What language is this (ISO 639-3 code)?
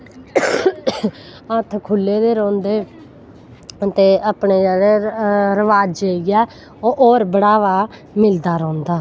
doi